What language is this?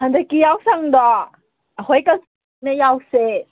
Manipuri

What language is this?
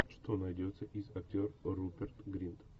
Russian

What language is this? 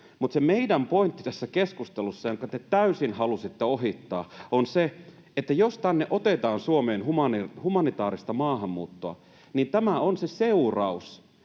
Finnish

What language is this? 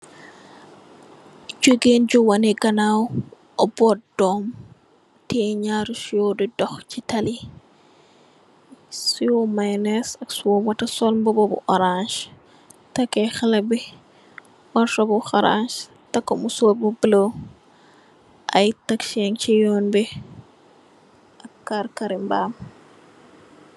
Wolof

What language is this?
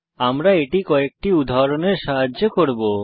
Bangla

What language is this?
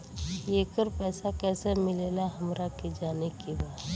Bhojpuri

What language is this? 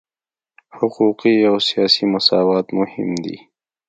Pashto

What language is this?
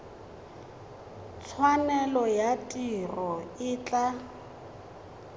Tswana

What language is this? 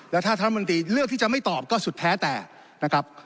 Thai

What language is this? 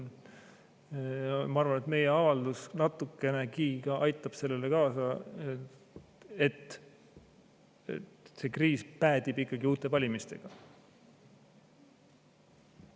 Estonian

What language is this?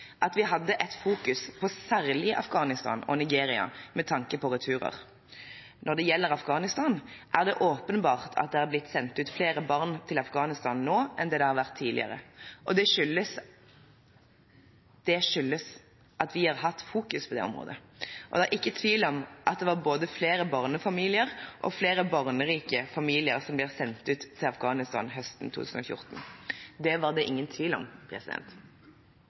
Norwegian Bokmål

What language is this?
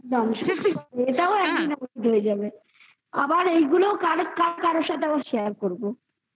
Bangla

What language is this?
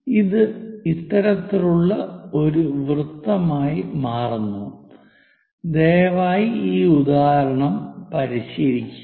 Malayalam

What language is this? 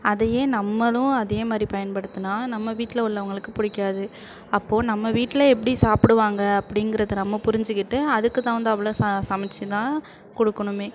Tamil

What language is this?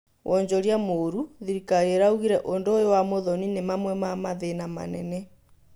Kikuyu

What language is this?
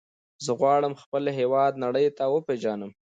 Pashto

